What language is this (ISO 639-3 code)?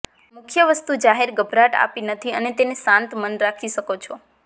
guj